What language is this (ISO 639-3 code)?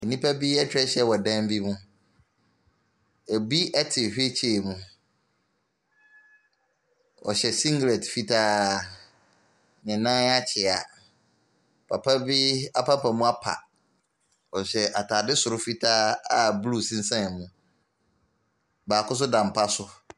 aka